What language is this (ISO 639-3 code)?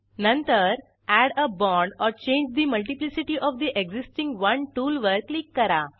mar